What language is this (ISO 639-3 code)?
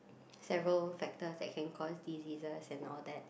eng